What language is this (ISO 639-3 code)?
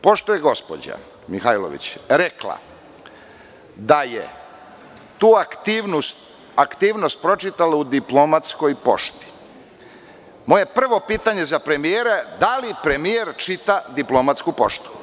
srp